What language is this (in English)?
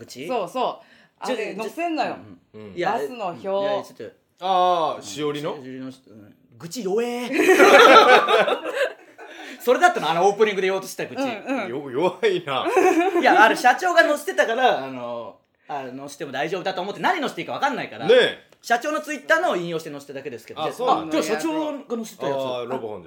Japanese